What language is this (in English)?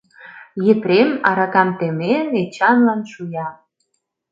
Mari